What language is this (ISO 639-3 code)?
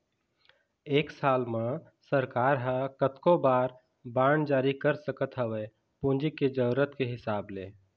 hne